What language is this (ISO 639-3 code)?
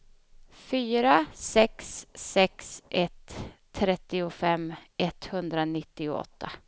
swe